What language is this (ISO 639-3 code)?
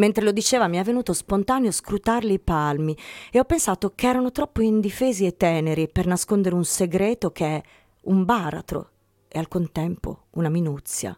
ita